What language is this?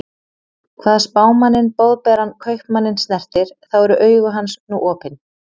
Icelandic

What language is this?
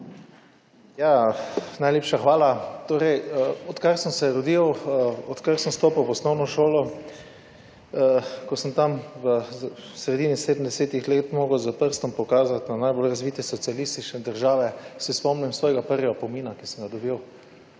Slovenian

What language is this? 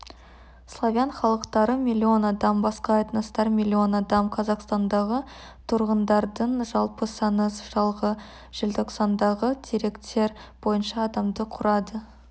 Kazakh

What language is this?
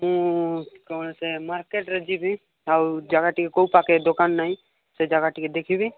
Odia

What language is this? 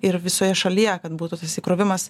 Lithuanian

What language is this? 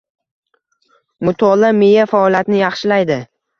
Uzbek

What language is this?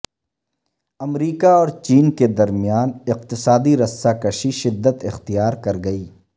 Urdu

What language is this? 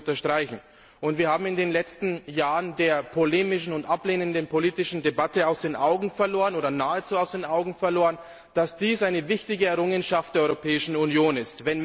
German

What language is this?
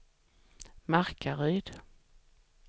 Swedish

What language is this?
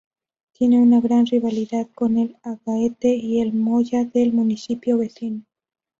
Spanish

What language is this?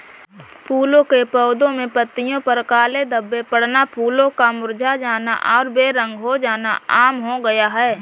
Hindi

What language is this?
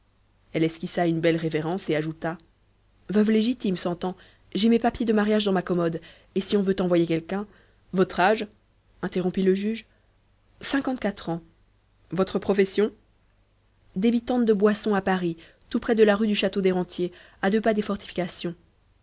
French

